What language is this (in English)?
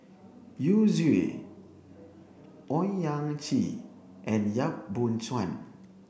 English